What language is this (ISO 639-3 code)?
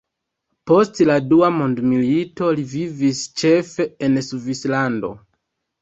epo